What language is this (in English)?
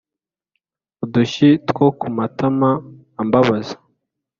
Kinyarwanda